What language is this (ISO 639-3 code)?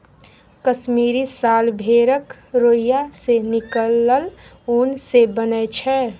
mai